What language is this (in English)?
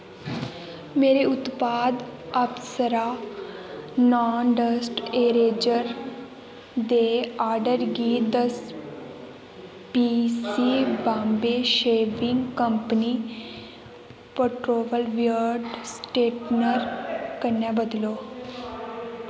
Dogri